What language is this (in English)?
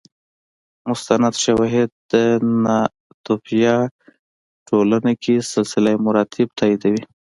Pashto